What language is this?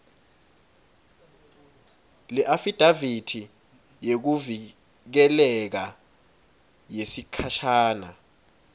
Swati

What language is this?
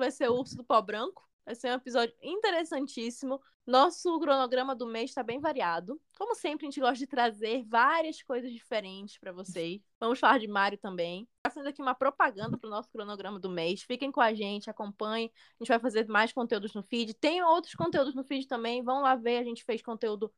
Portuguese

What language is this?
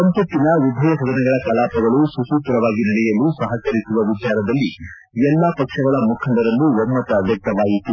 Kannada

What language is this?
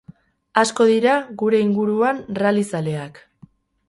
Basque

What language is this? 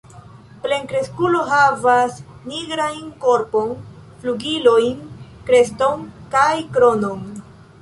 Esperanto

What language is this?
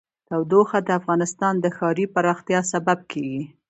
Pashto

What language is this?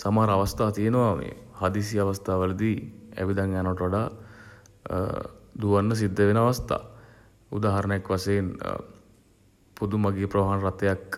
Sinhala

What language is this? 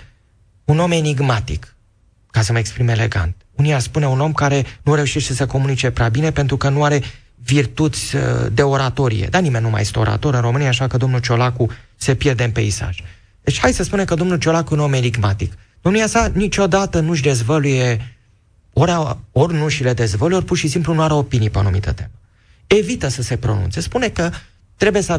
Romanian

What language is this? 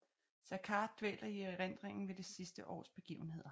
Danish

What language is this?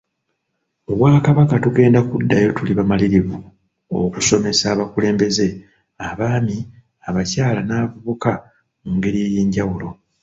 Ganda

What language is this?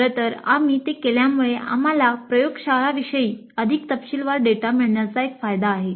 Marathi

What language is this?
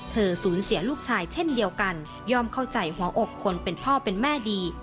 Thai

